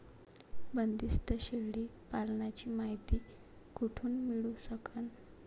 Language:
Marathi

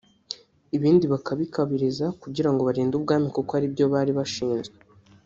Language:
Kinyarwanda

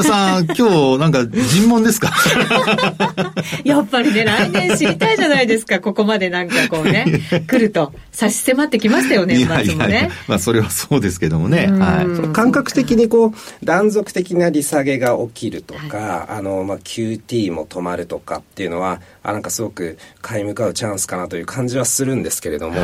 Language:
Japanese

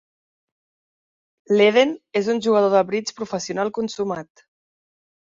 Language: Catalan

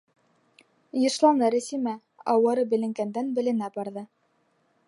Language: Bashkir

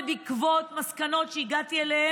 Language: Hebrew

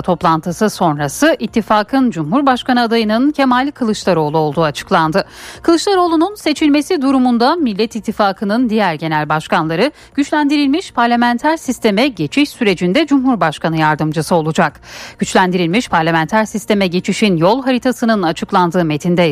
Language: Turkish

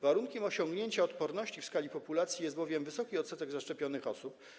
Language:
Polish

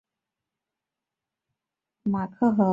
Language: Chinese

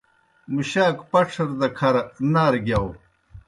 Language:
Kohistani Shina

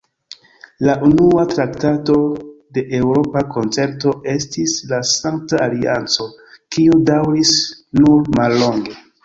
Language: Esperanto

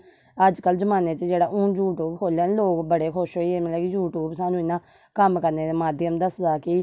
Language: Dogri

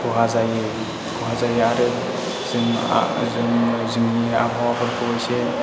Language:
Bodo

